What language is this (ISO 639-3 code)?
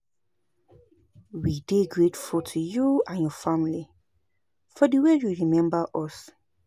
pcm